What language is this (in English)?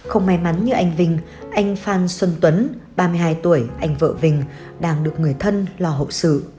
Vietnamese